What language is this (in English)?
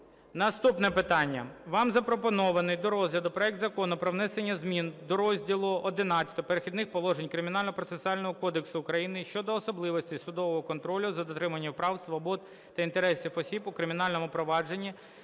Ukrainian